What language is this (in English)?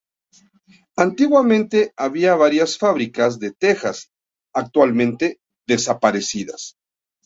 Spanish